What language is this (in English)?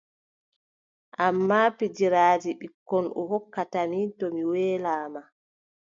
Adamawa Fulfulde